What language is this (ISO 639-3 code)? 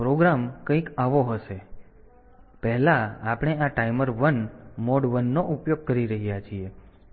guj